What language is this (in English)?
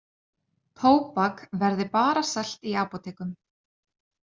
Icelandic